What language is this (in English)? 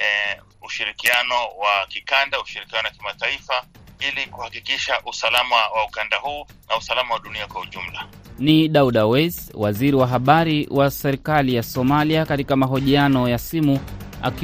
Swahili